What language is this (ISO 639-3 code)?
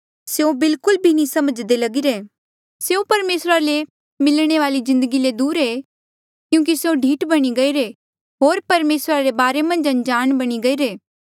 mjl